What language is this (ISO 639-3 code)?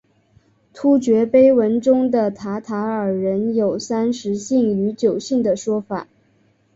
zho